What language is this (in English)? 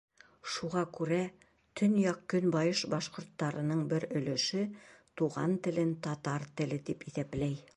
Bashkir